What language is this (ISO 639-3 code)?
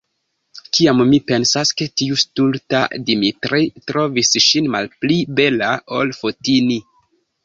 epo